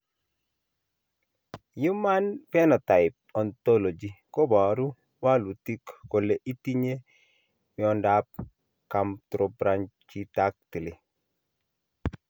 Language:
Kalenjin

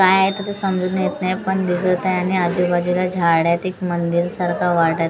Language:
Marathi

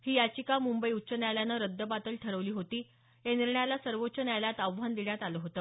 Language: Marathi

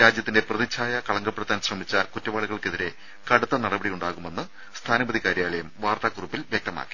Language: Malayalam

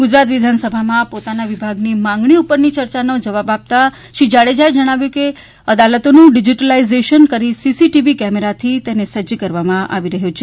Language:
Gujarati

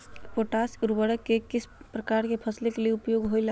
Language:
Magahi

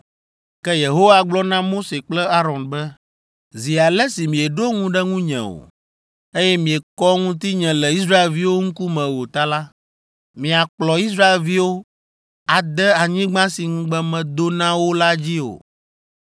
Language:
Ewe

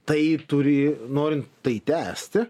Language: Lithuanian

